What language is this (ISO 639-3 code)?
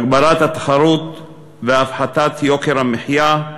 heb